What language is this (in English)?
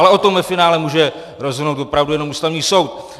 Czech